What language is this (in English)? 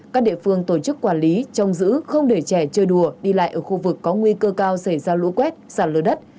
Vietnamese